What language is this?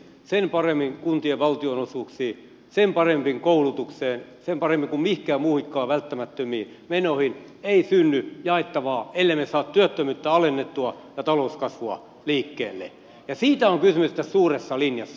Finnish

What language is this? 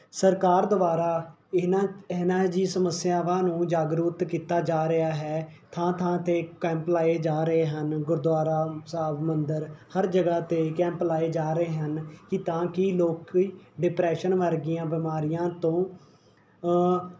Punjabi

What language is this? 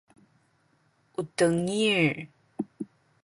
Sakizaya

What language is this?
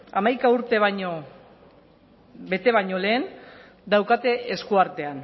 Basque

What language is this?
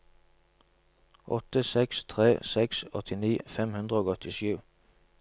Norwegian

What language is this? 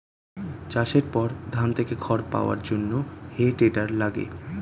Bangla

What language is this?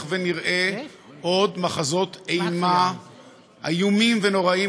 Hebrew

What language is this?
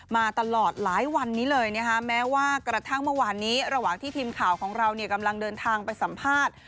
Thai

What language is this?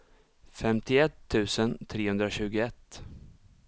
Swedish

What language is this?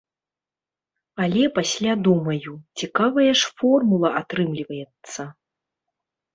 Belarusian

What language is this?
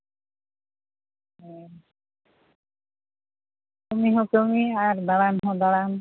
Santali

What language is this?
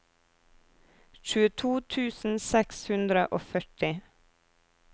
Norwegian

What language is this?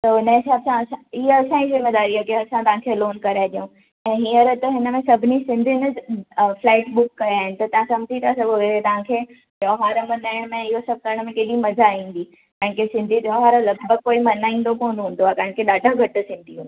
Sindhi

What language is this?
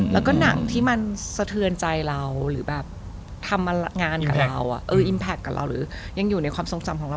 Thai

